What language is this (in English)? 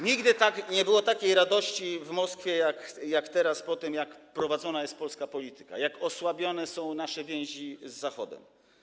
Polish